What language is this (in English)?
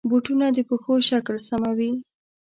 Pashto